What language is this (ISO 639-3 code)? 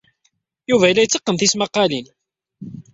kab